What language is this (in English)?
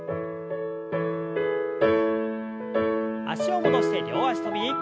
Japanese